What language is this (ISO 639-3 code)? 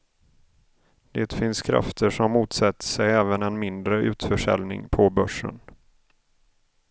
swe